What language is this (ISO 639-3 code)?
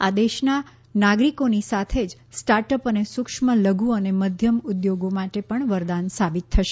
guj